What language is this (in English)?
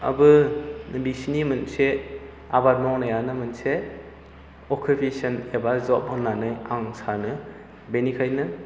Bodo